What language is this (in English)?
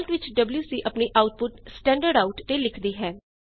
Punjabi